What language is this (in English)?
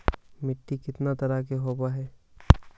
Magahi